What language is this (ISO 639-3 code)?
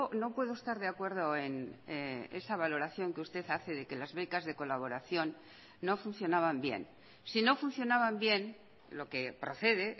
spa